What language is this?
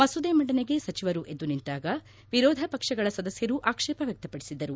Kannada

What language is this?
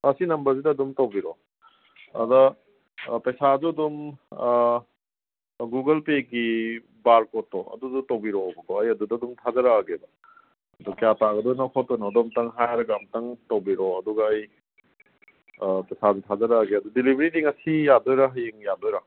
Manipuri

